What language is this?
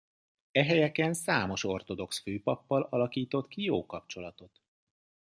Hungarian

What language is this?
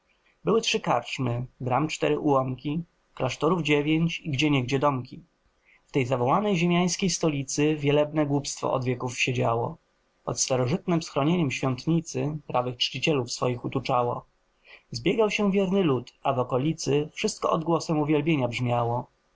Polish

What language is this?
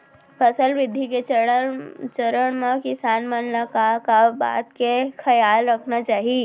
Chhattisgarhi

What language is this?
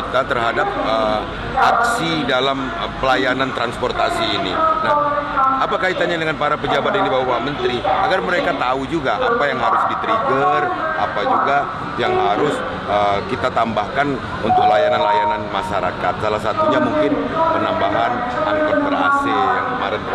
Indonesian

